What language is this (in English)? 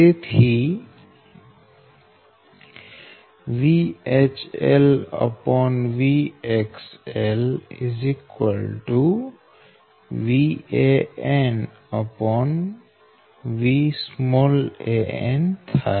Gujarati